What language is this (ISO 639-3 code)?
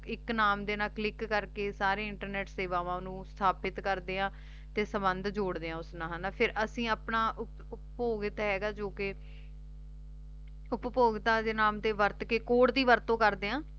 pan